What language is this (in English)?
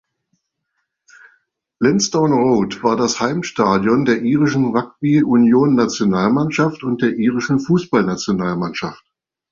German